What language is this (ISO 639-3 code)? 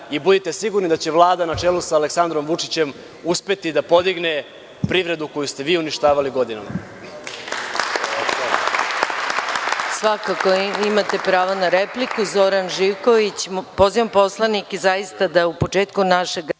srp